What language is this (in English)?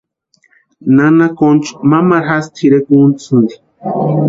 Western Highland Purepecha